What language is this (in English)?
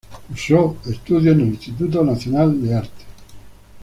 Spanish